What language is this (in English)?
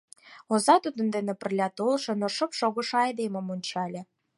Mari